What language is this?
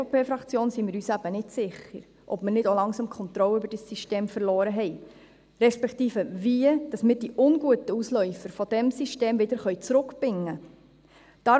Swiss German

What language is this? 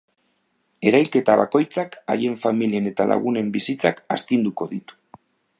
Basque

